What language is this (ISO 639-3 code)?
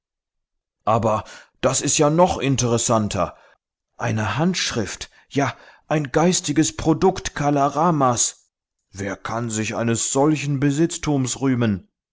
deu